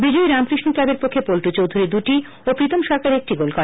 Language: Bangla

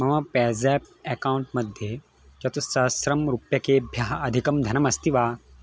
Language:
Sanskrit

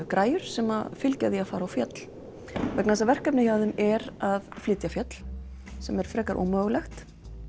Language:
Icelandic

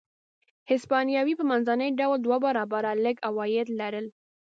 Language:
Pashto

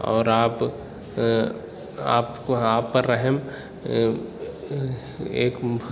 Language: Urdu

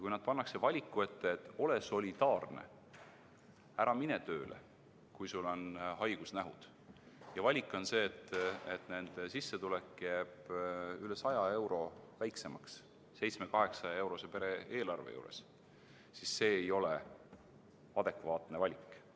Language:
Estonian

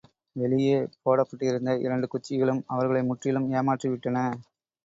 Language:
Tamil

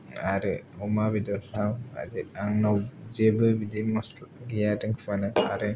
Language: Bodo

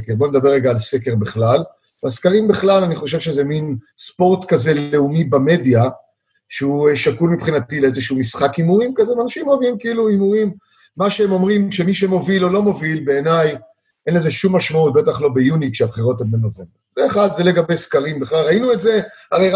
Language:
Hebrew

